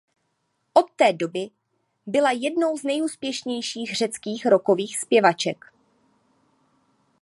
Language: Czech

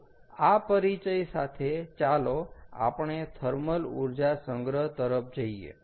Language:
Gujarati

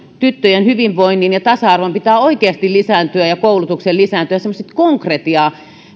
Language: Finnish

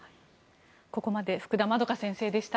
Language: Japanese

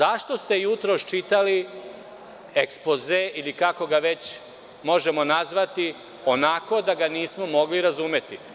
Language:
Serbian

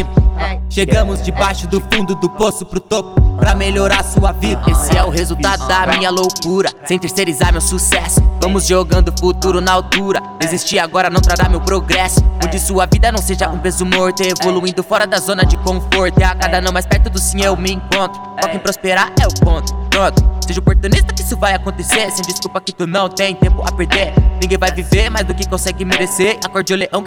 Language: Portuguese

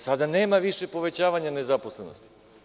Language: Serbian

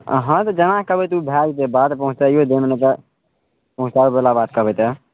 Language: Maithili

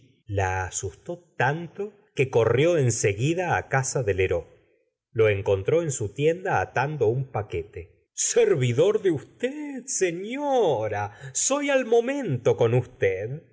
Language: Spanish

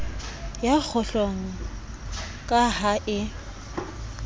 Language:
Southern Sotho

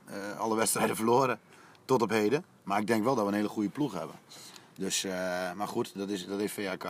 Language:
Dutch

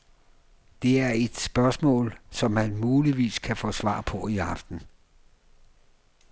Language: Danish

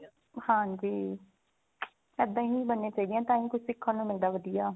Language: Punjabi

